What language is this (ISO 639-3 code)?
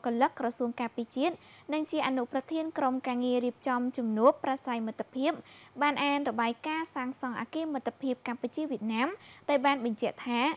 vie